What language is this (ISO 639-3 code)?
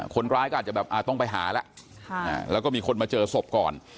tha